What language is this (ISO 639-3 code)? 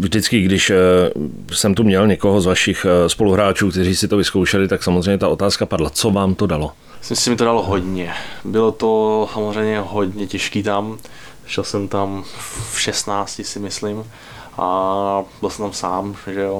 ces